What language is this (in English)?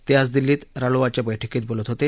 Marathi